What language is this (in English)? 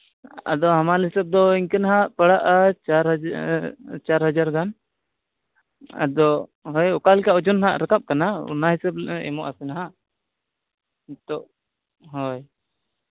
Santali